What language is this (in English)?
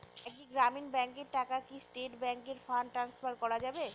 Bangla